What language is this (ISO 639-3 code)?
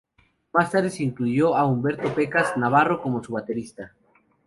spa